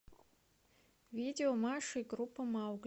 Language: Russian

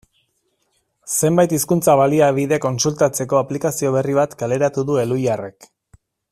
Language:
Basque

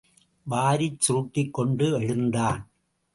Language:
Tamil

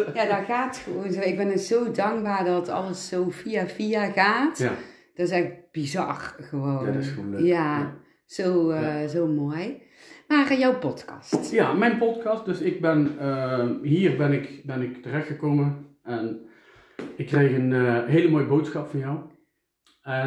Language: Dutch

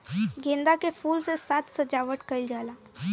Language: Bhojpuri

